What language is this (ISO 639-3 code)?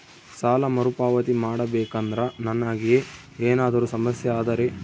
kan